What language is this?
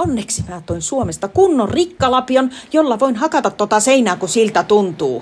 Finnish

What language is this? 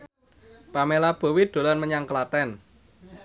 Javanese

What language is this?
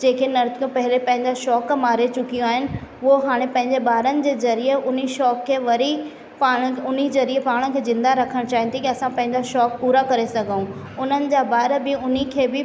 Sindhi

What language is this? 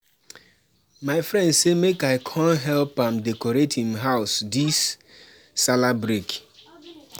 Nigerian Pidgin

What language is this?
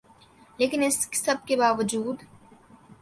Urdu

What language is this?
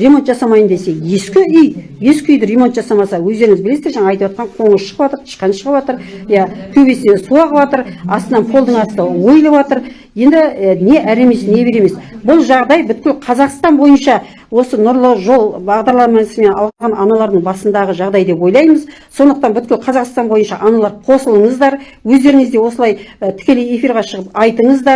Turkish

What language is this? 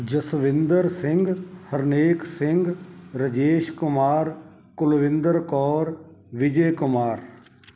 Punjabi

